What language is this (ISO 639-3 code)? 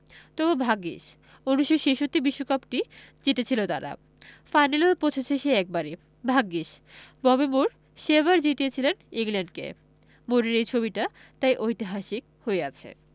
ben